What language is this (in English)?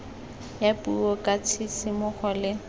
Tswana